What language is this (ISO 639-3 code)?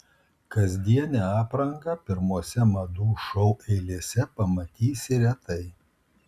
lit